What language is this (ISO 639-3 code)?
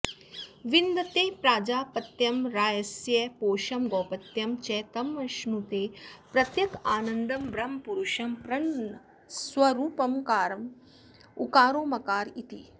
san